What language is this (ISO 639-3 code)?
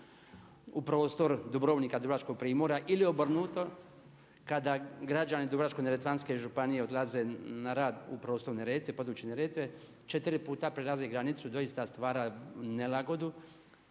hrv